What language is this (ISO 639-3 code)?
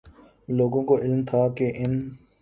urd